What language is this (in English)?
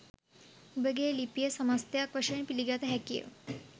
Sinhala